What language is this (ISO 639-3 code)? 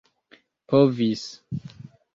epo